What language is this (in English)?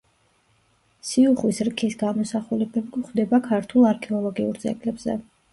Georgian